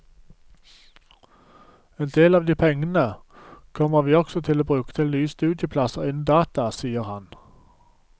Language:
Norwegian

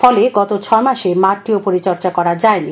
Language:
Bangla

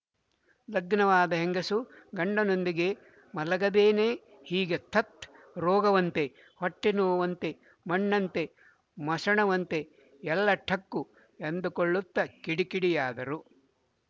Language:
Kannada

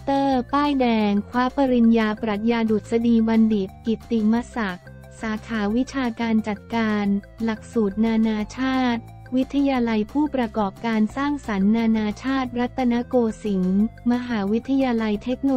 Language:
Thai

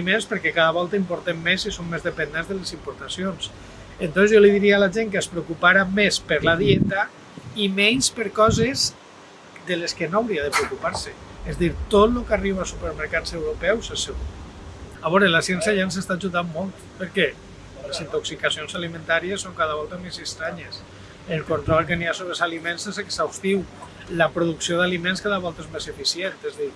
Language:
Catalan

